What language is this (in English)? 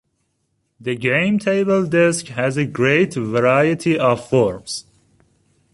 English